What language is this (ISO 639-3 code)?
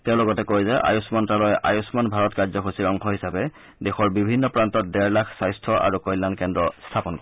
asm